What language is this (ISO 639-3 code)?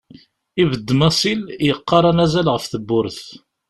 kab